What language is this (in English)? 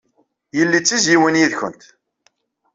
Kabyle